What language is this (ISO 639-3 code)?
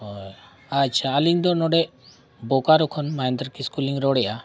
sat